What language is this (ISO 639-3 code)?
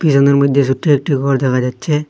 ben